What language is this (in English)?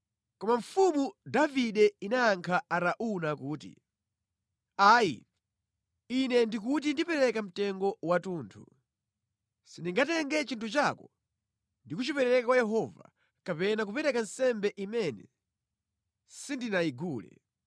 Nyanja